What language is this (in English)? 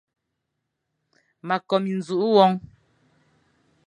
Fang